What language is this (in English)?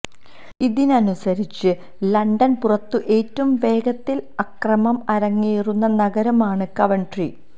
Malayalam